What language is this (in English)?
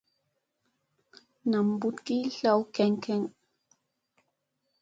Musey